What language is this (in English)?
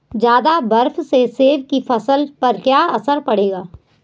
Hindi